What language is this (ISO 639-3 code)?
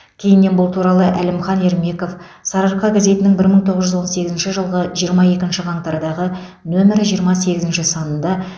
kaz